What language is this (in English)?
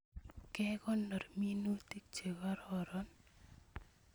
Kalenjin